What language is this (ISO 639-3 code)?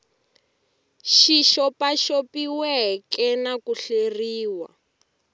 tso